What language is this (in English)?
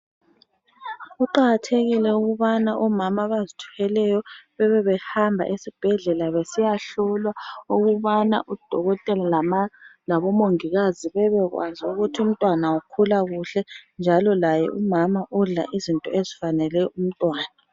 North Ndebele